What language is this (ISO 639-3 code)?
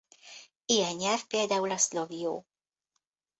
hun